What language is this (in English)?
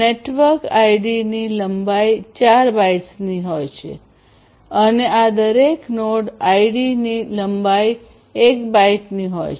Gujarati